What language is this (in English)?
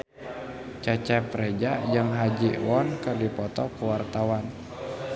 Sundanese